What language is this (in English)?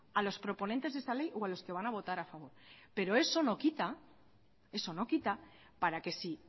Spanish